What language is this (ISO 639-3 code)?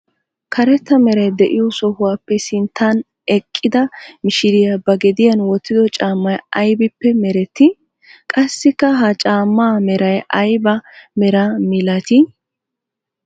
wal